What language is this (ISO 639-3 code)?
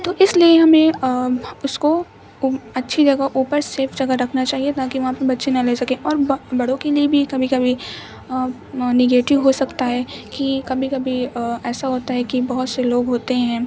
urd